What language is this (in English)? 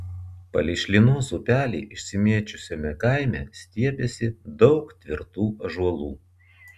Lithuanian